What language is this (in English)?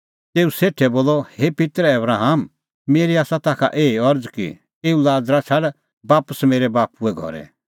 Kullu Pahari